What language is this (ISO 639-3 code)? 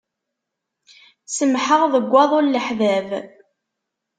kab